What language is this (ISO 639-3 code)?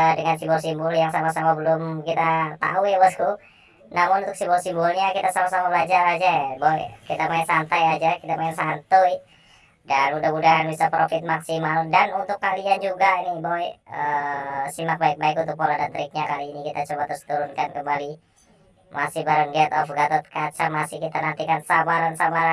ind